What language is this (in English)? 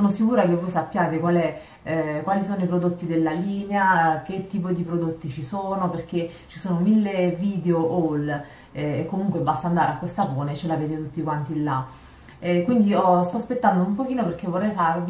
Italian